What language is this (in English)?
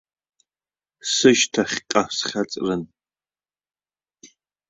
Abkhazian